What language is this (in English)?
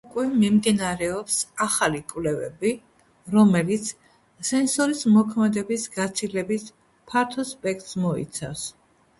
Georgian